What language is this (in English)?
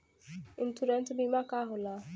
Bhojpuri